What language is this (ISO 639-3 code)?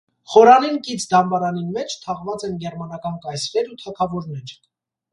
hye